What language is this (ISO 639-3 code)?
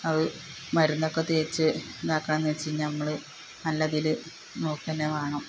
mal